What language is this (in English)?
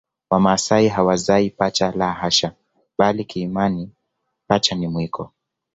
Swahili